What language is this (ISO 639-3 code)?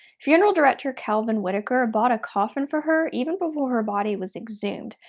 eng